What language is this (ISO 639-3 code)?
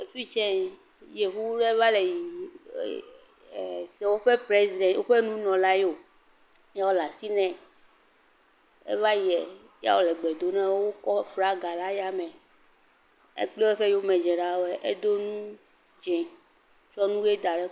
ewe